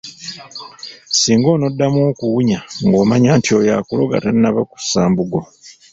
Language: Ganda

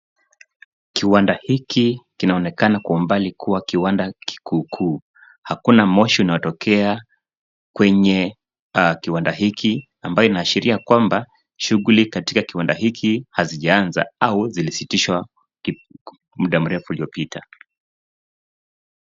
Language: Swahili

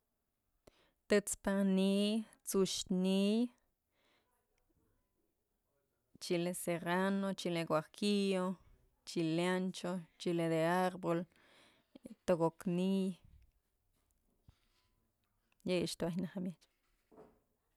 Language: Mazatlán Mixe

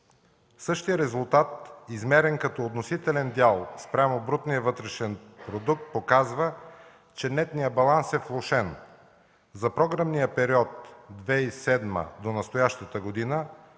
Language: Bulgarian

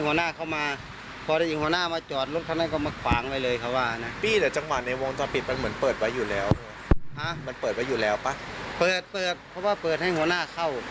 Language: Thai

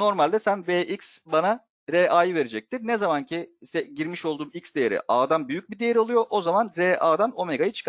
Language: Turkish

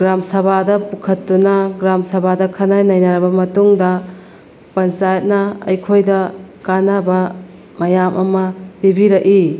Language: Manipuri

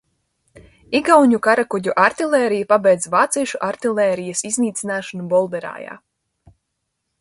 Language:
Latvian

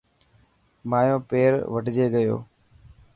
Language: Dhatki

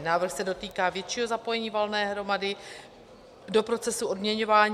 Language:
Czech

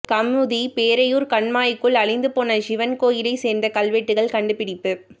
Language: Tamil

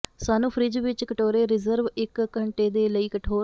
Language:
Punjabi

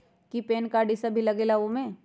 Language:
Magahi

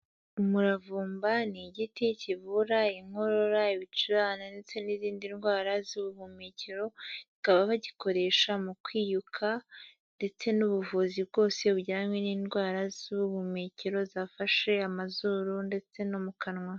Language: Kinyarwanda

